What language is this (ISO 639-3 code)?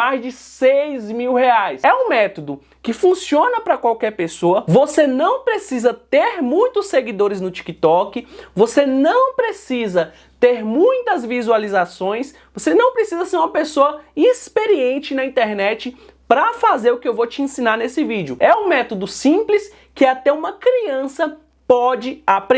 por